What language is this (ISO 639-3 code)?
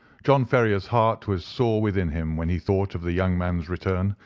eng